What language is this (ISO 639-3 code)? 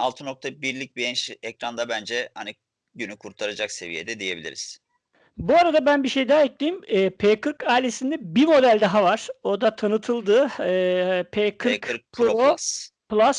tur